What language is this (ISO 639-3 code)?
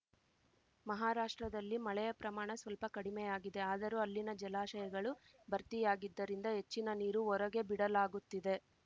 kan